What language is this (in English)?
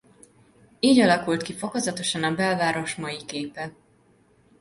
Hungarian